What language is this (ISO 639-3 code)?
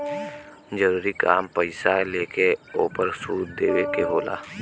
bho